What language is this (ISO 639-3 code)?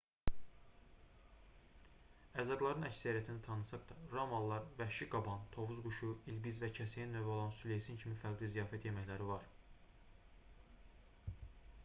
aze